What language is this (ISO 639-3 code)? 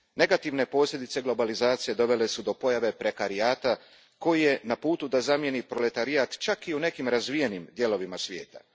hrv